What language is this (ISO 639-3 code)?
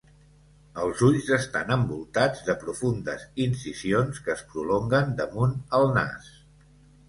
cat